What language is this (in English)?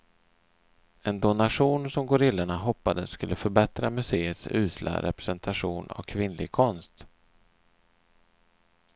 Swedish